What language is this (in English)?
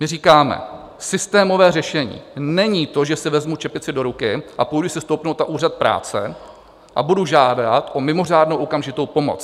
Czech